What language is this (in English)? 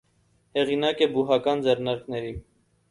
Armenian